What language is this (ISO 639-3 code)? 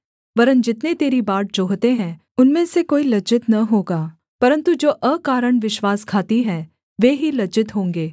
hin